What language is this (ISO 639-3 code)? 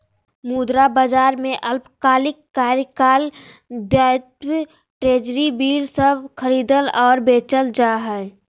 mag